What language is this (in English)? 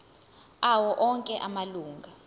Zulu